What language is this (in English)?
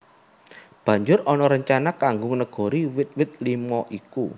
Javanese